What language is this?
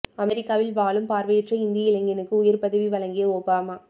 Tamil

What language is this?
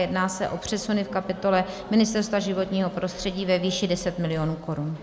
Czech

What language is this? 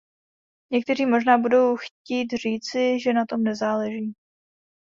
Czech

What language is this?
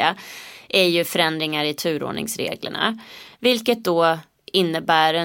Swedish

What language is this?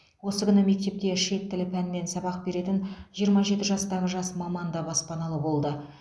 Kazakh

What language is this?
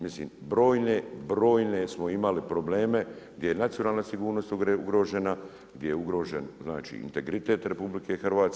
Croatian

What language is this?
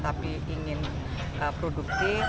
Indonesian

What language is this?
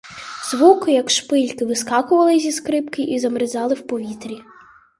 Ukrainian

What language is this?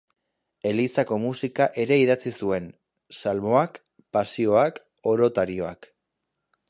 Basque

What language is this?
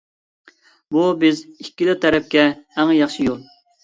Uyghur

